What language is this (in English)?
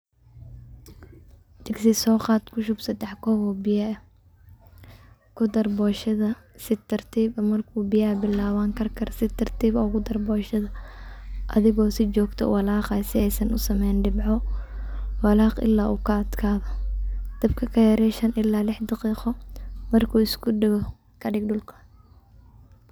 Somali